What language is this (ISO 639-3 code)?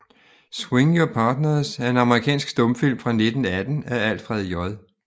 dan